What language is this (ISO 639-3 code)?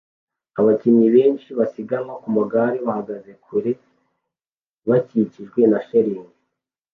kin